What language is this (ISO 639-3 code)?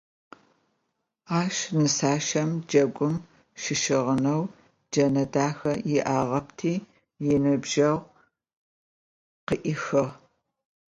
ady